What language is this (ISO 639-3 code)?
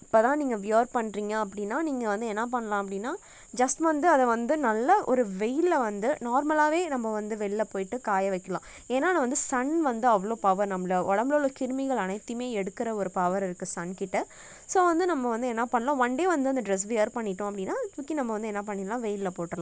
tam